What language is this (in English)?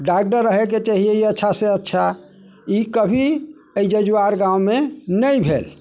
Maithili